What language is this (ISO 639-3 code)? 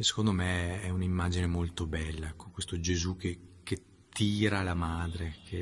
ita